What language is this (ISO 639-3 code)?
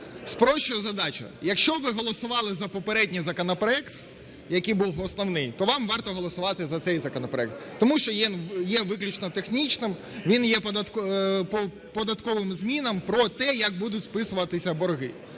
ukr